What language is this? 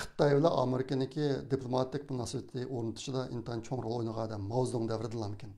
Turkish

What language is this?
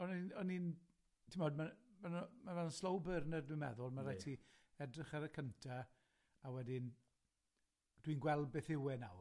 Welsh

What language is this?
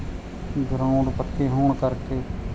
Punjabi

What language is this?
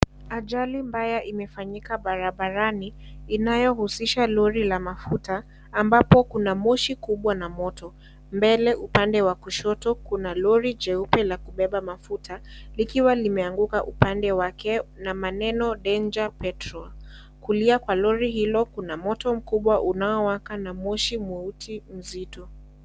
Swahili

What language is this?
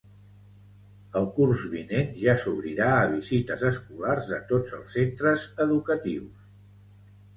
Catalan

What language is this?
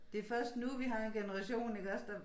Danish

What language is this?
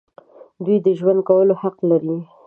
Pashto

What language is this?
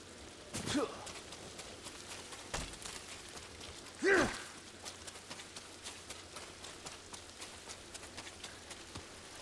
German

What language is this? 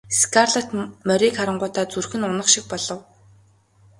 Mongolian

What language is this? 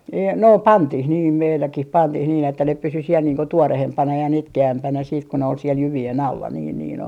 Finnish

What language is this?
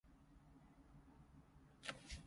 Cantonese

